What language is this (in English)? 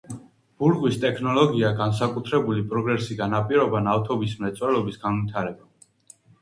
Georgian